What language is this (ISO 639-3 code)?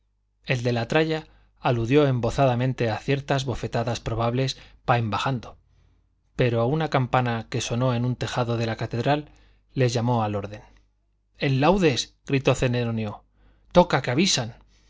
spa